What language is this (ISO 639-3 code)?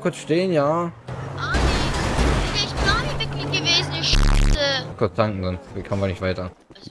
deu